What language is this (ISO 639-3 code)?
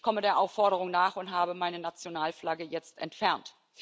deu